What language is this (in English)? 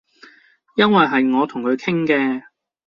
Cantonese